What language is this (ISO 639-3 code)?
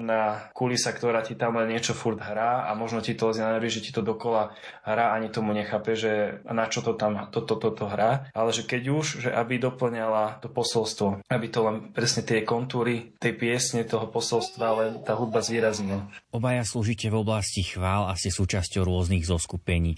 slk